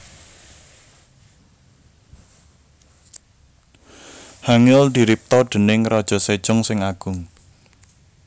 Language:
Javanese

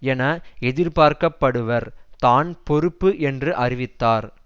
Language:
Tamil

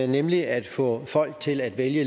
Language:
Danish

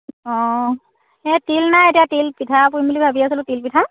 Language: Assamese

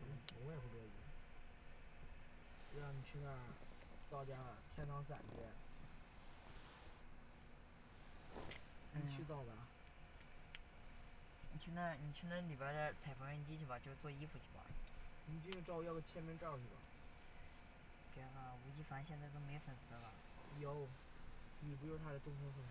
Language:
Chinese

